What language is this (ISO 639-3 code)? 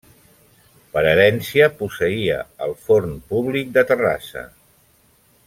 cat